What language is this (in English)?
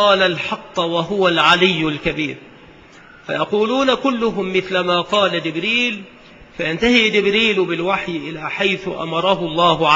Arabic